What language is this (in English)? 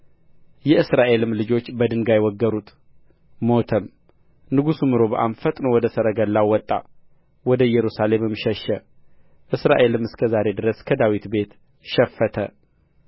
Amharic